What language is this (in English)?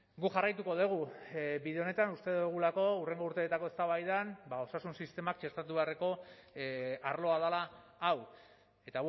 Basque